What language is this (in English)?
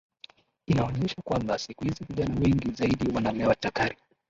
Swahili